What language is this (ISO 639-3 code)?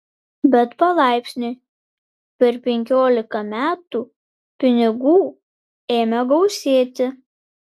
lit